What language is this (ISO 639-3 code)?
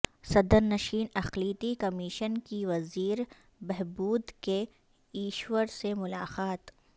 urd